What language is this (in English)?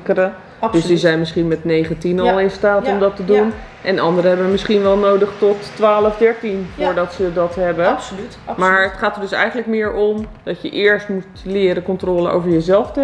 Dutch